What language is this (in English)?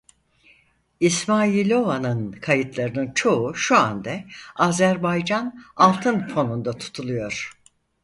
Turkish